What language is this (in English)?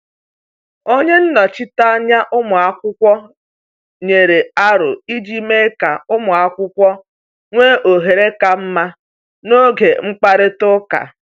Igbo